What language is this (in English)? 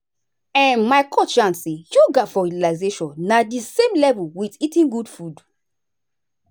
Nigerian Pidgin